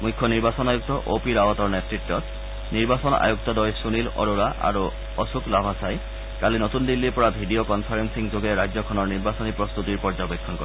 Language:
Assamese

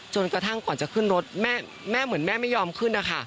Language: Thai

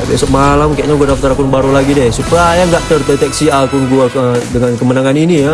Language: Indonesian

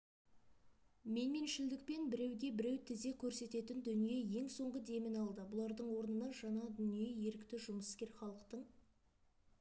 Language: Kazakh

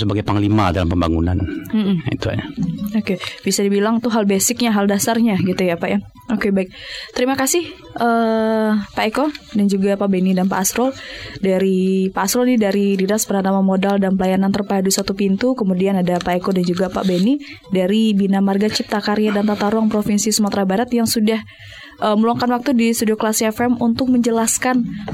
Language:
Indonesian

